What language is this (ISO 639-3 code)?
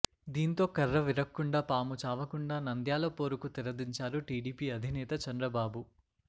tel